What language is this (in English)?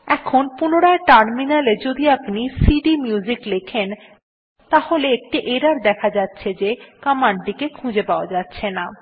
Bangla